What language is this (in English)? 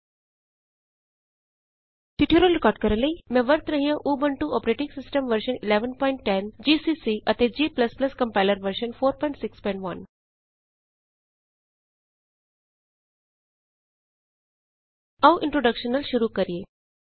Punjabi